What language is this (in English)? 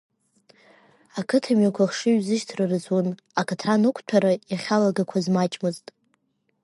Abkhazian